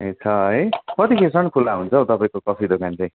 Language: Nepali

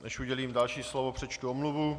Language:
Czech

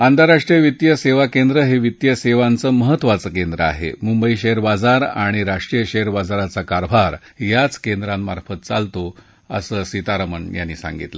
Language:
Marathi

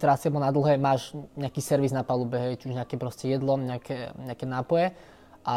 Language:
Slovak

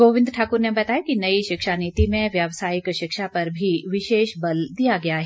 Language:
Hindi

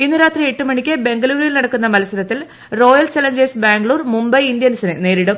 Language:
Malayalam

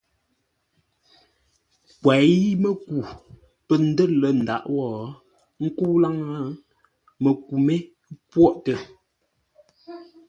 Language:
Ngombale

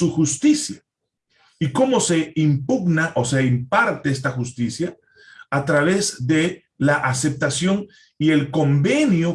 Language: Spanish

